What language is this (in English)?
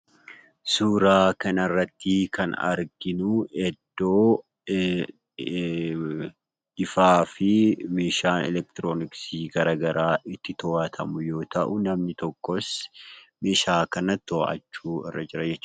Oromo